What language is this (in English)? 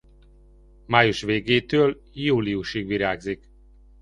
Hungarian